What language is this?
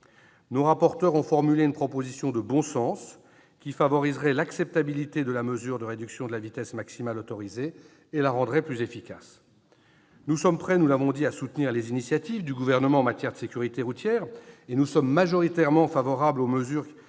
French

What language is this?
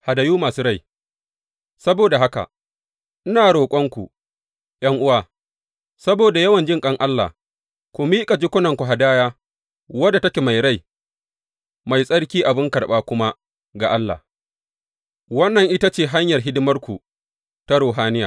Hausa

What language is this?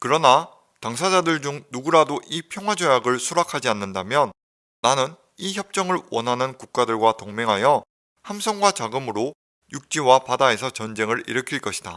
Korean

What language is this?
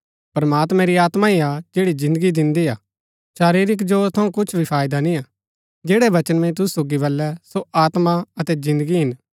Gaddi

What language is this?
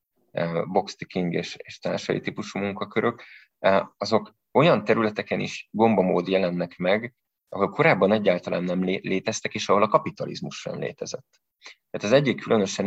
Hungarian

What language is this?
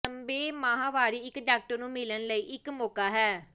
Punjabi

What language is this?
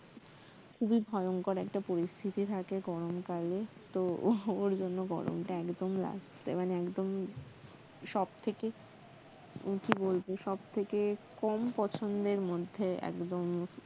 Bangla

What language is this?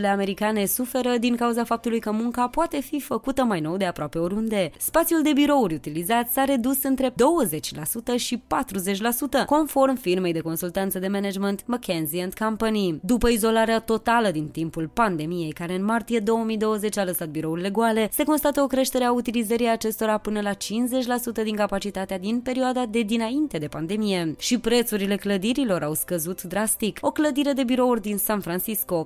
Romanian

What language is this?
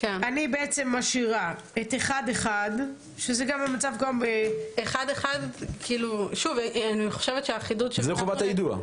Hebrew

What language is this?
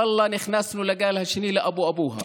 Hebrew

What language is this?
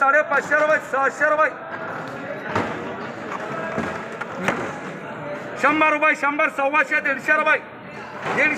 Romanian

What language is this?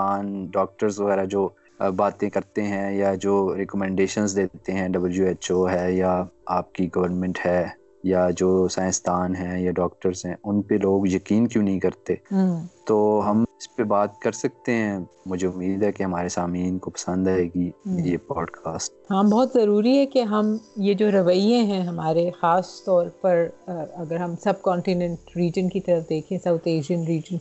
Urdu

